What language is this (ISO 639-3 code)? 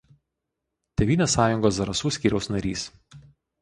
lit